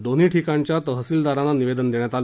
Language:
Marathi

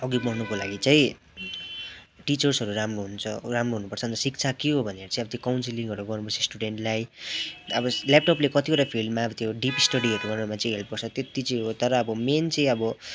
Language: Nepali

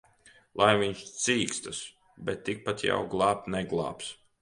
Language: Latvian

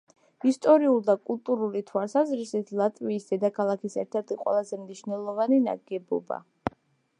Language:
Georgian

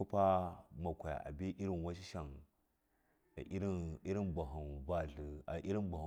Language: Miya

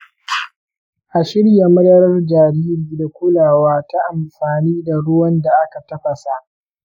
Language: Hausa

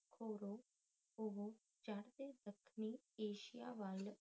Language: Punjabi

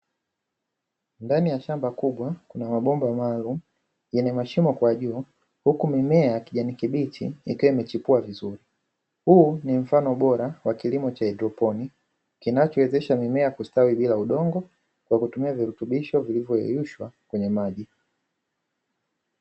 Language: Swahili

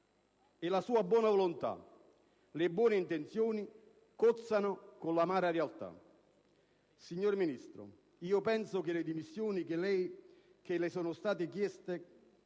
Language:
Italian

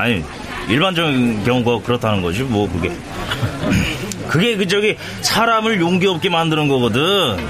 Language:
Korean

